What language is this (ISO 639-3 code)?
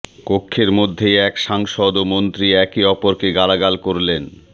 ben